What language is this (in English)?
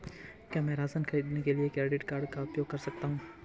Hindi